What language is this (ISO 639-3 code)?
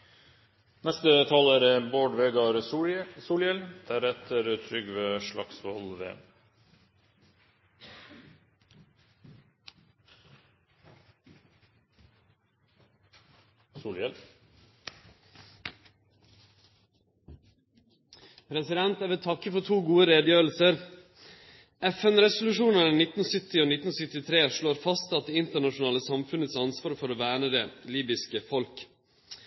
nno